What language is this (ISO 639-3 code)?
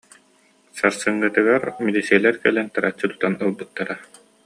sah